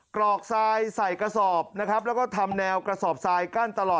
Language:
Thai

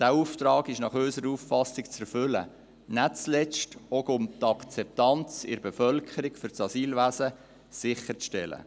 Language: Swiss German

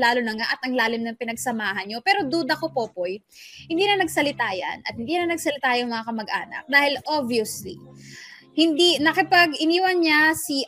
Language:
Filipino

